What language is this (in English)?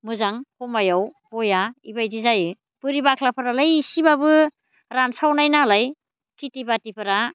Bodo